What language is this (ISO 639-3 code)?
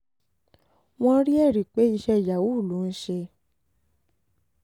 yor